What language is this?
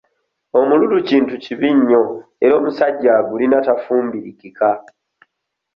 Ganda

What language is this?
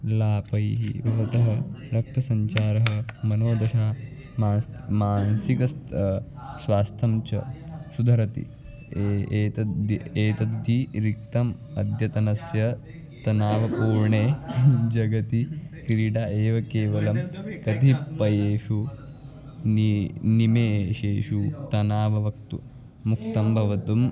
Sanskrit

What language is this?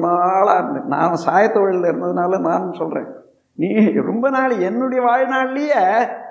Tamil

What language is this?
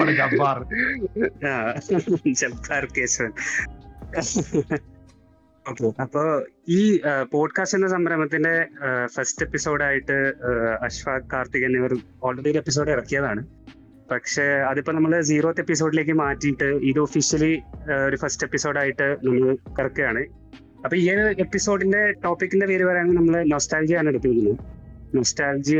Malayalam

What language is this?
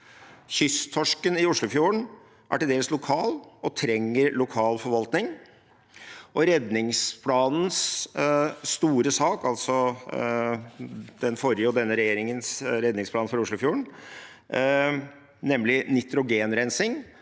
Norwegian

